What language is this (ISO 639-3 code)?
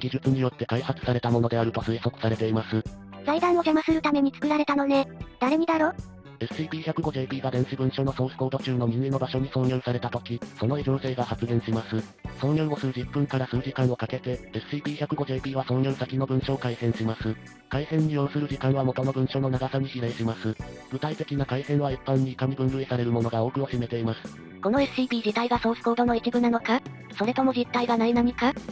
jpn